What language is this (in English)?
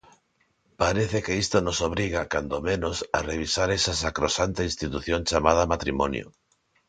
Galician